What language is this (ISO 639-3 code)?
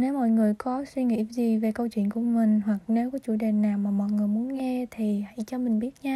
vie